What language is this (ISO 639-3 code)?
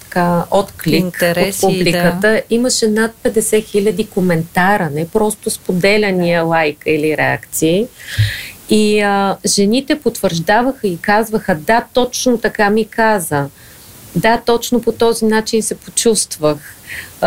bul